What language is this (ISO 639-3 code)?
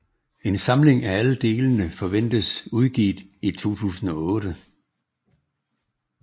dan